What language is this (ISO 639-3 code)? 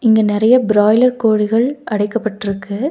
tam